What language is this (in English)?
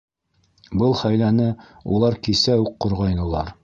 Bashkir